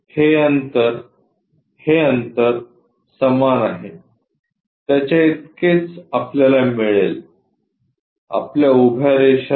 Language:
Marathi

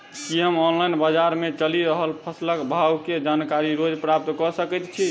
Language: Maithili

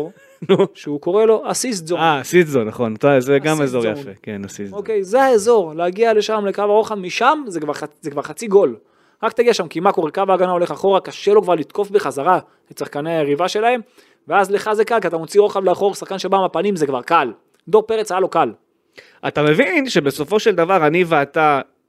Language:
Hebrew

